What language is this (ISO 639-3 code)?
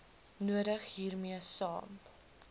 afr